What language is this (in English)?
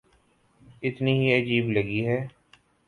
Urdu